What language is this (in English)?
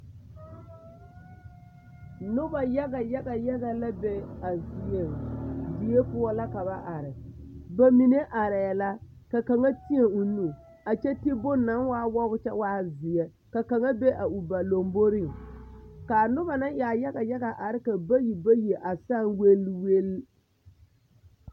Southern Dagaare